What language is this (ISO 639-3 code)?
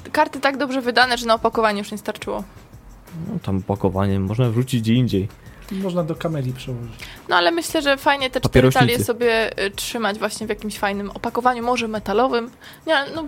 pol